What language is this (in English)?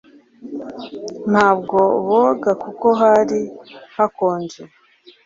Kinyarwanda